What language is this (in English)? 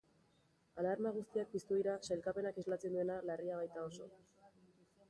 Basque